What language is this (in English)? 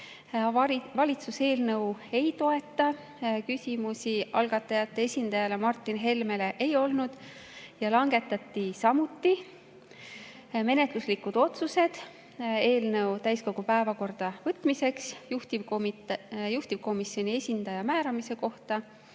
Estonian